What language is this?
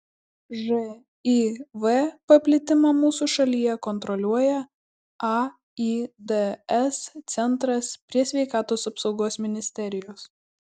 Lithuanian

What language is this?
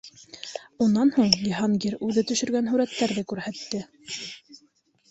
Bashkir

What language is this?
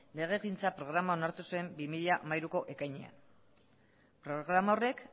Basque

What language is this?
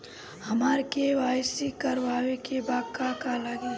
Bhojpuri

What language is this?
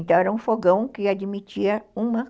Portuguese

